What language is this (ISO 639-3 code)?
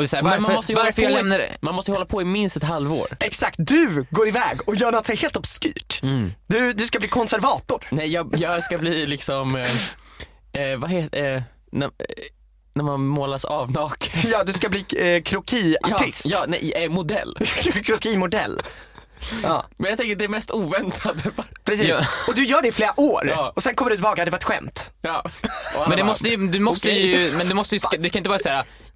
swe